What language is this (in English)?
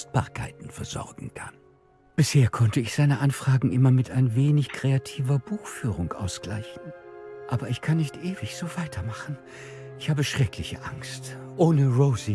German